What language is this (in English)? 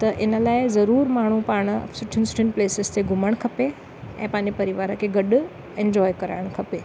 Sindhi